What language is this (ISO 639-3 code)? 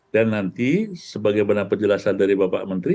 ind